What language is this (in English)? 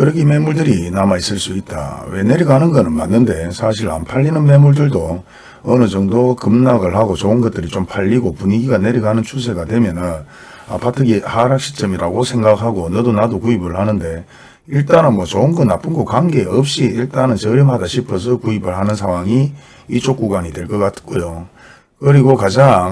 Korean